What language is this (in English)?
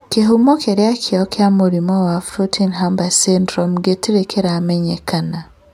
Kikuyu